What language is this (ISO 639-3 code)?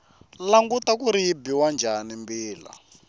tso